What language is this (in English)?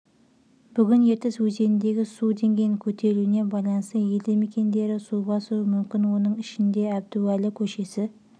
Kazakh